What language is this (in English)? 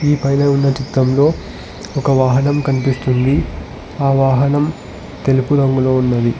Telugu